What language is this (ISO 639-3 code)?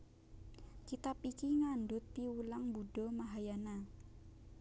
jav